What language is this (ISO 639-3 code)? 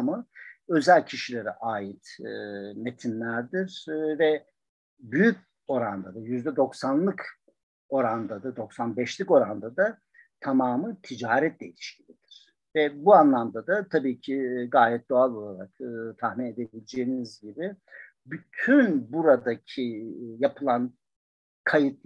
tur